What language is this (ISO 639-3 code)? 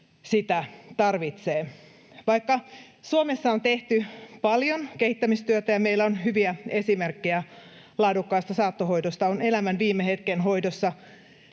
fin